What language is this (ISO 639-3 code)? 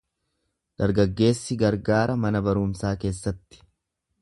orm